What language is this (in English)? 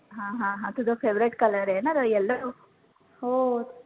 Marathi